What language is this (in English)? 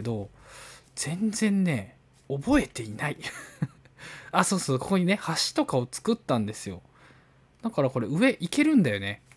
Japanese